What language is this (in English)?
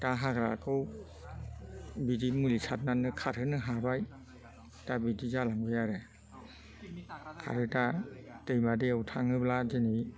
Bodo